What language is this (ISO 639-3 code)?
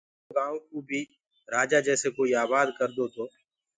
ggg